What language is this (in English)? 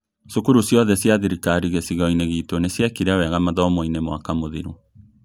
Kikuyu